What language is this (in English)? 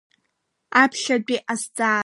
Abkhazian